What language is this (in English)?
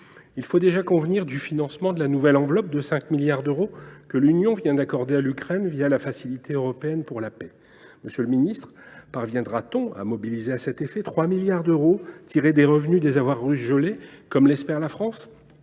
French